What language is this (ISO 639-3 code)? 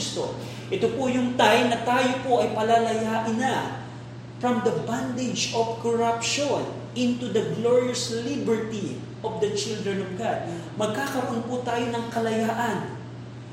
fil